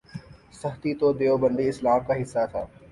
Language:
Urdu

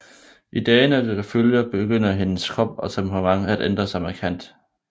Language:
Danish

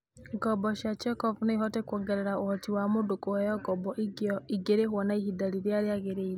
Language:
Kikuyu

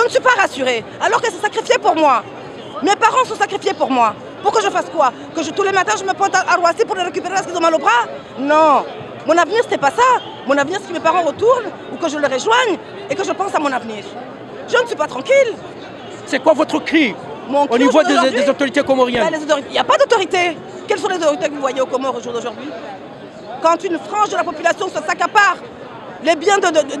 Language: French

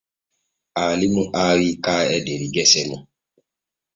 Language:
Borgu Fulfulde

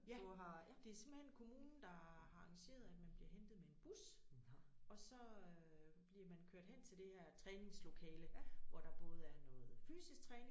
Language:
Danish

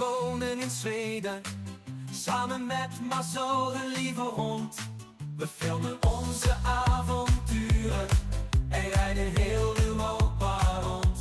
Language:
Dutch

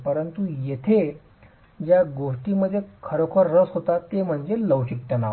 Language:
Marathi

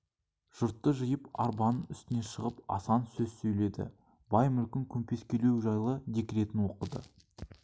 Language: Kazakh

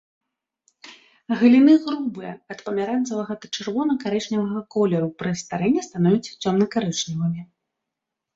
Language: Belarusian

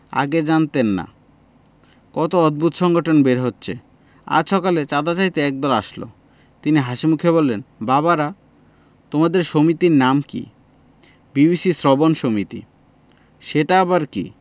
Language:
Bangla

